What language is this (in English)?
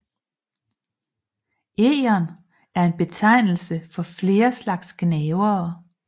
Danish